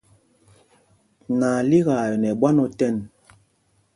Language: Mpumpong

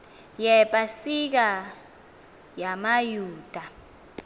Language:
Xhosa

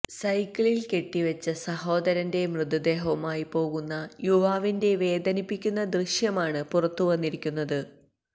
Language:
Malayalam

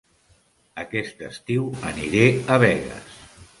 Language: Catalan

